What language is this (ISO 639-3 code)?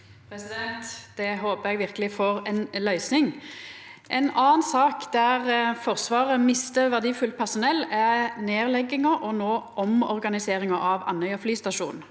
nor